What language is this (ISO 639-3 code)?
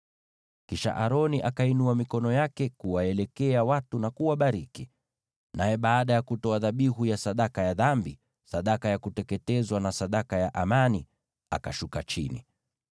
swa